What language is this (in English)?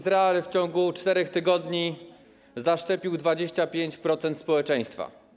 Polish